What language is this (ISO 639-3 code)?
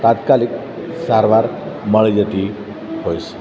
guj